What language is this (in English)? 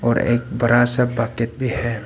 Hindi